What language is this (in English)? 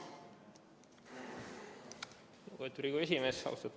Estonian